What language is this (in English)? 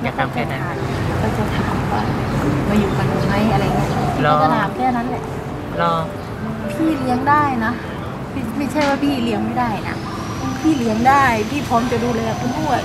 Thai